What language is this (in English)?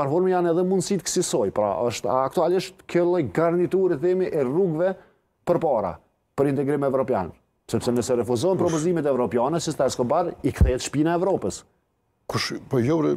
Romanian